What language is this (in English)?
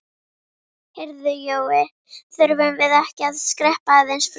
Icelandic